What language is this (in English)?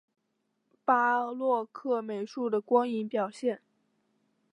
Chinese